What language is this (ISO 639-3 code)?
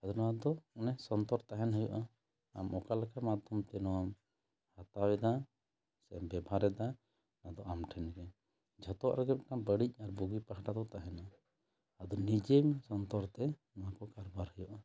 sat